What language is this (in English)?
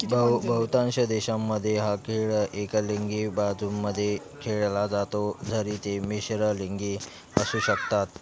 Marathi